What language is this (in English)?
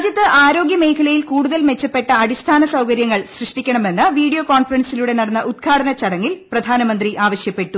Malayalam